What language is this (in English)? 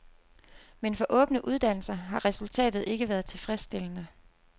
Danish